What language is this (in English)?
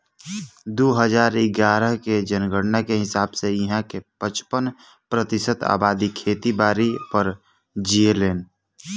Bhojpuri